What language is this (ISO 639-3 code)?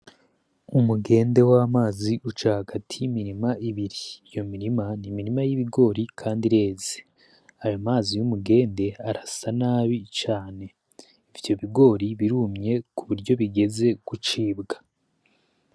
run